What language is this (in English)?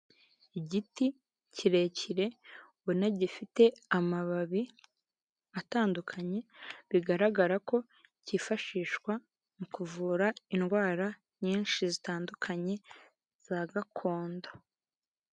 Kinyarwanda